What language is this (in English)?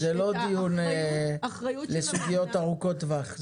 Hebrew